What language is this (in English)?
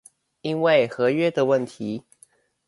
Chinese